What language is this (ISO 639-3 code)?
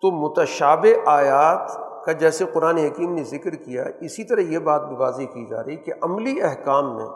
urd